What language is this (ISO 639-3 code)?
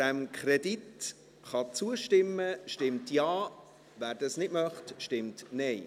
gsw